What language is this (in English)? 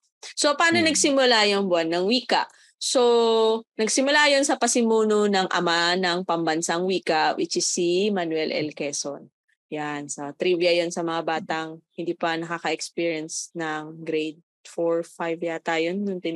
Filipino